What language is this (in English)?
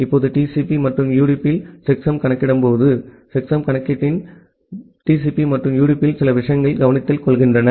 Tamil